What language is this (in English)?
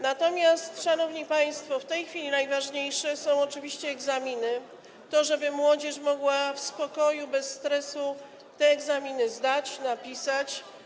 Polish